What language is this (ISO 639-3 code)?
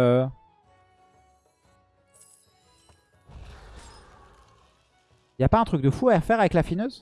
fra